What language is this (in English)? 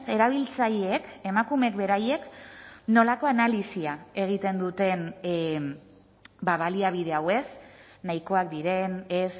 Basque